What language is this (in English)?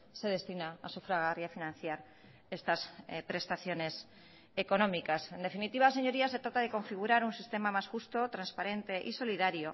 Spanish